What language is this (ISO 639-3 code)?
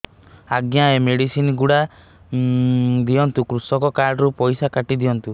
ori